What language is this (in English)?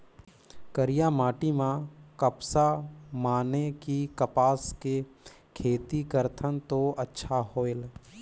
Chhattisgarhi